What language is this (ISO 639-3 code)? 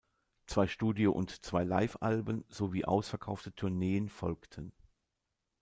deu